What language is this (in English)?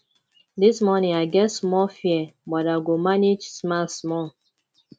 Nigerian Pidgin